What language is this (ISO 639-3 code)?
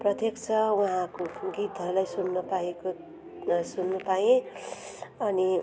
nep